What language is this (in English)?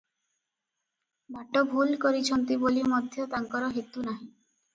Odia